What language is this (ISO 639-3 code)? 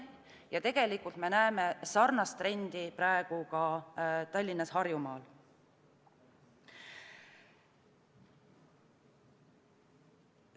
est